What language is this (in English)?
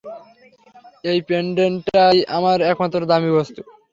Bangla